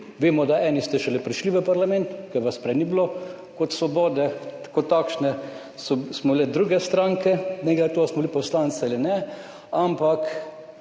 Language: Slovenian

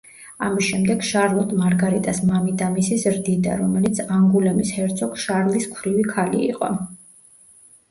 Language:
Georgian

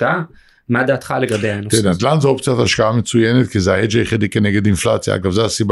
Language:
Hebrew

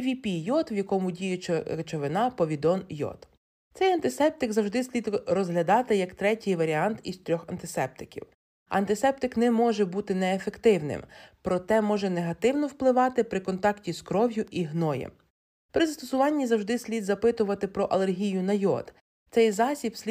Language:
Ukrainian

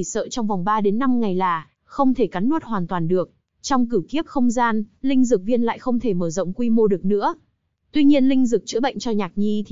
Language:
Vietnamese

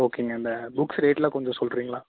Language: Tamil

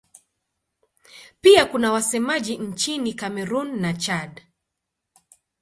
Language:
Swahili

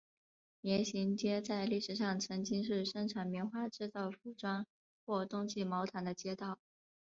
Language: Chinese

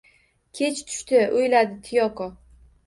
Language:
Uzbek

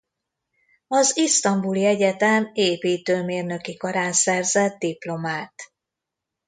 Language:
Hungarian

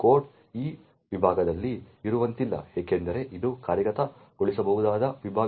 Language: Kannada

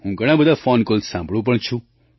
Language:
Gujarati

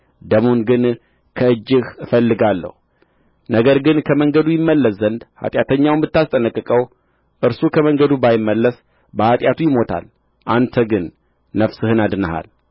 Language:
Amharic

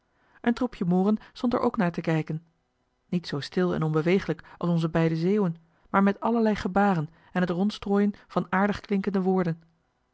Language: Dutch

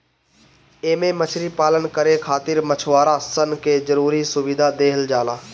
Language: Bhojpuri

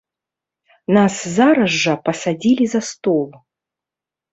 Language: Belarusian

